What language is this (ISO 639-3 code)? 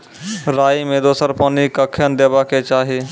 mai